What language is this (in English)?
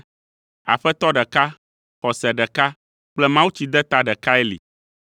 Ewe